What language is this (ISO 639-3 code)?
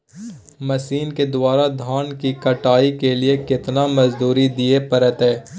mai